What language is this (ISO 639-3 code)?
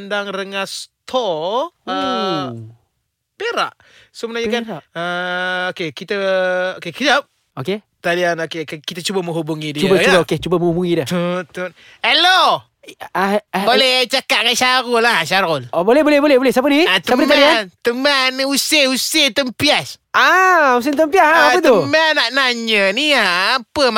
msa